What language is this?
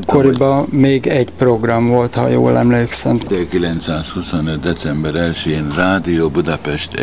Hungarian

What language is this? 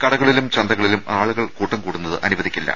Malayalam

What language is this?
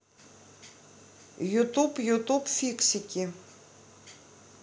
Russian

